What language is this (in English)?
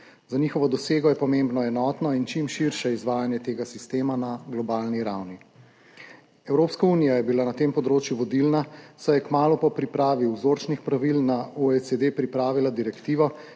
Slovenian